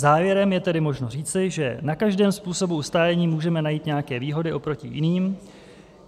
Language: Czech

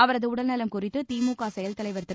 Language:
Tamil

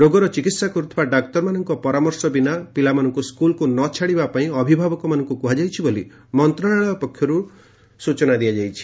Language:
Odia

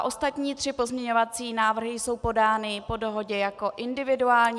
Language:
Czech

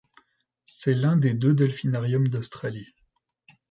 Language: French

